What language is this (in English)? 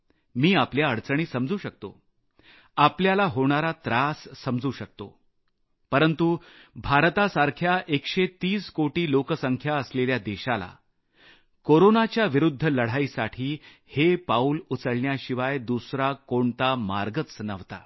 Marathi